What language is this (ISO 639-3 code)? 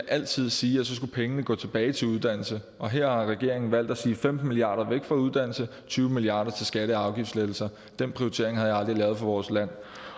dan